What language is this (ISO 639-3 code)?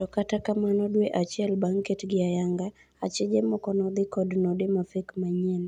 luo